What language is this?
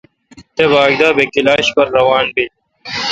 Kalkoti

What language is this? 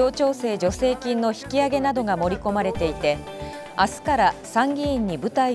Japanese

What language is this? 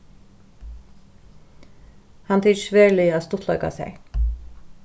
Faroese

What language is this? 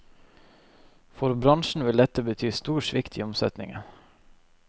Norwegian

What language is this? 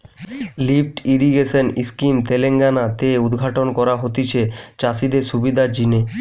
Bangla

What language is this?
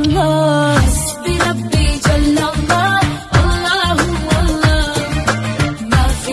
Arabic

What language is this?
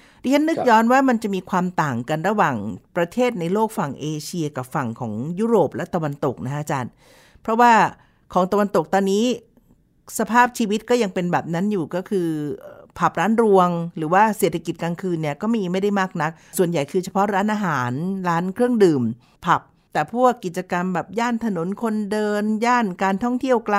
Thai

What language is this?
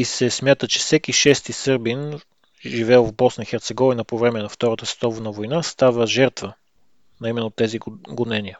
Bulgarian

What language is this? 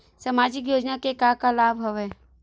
Chhattisgarhi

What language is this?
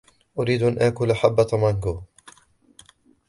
Arabic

